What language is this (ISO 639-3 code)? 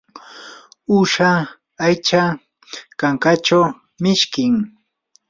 qur